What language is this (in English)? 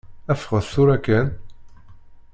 Kabyle